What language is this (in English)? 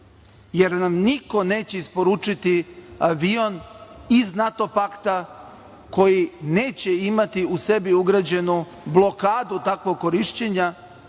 Serbian